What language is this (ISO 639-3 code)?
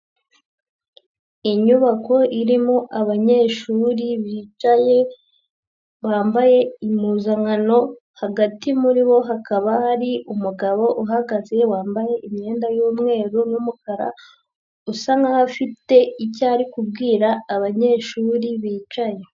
kin